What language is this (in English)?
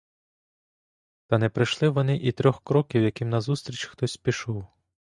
Ukrainian